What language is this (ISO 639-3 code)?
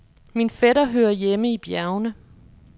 dan